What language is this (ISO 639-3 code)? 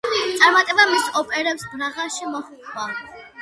kat